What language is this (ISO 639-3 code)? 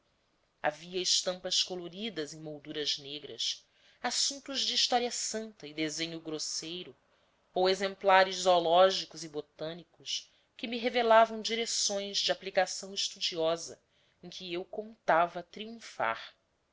por